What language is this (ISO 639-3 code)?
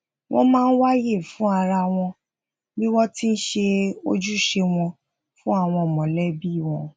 yor